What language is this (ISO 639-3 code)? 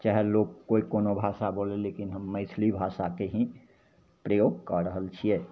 mai